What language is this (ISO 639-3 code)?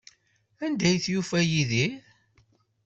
kab